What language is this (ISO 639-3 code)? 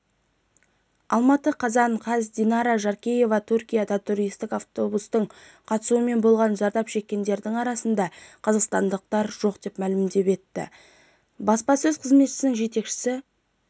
kaz